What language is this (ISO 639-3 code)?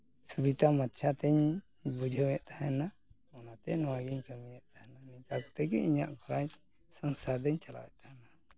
sat